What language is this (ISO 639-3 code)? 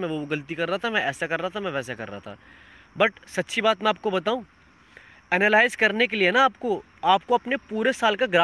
hin